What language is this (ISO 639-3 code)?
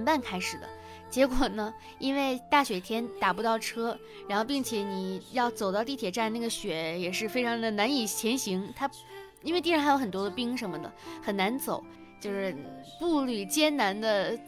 zho